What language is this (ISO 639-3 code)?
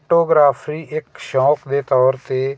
pan